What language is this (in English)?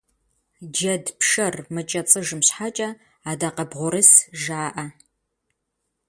Kabardian